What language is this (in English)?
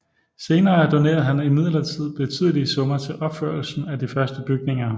Danish